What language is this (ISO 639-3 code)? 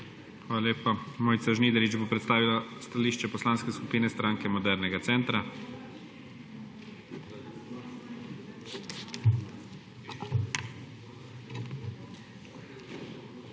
slv